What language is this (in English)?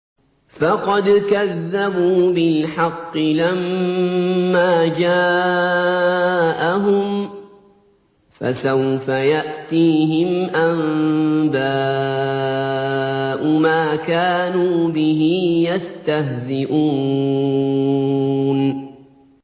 Arabic